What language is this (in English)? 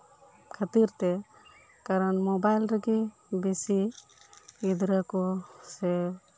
Santali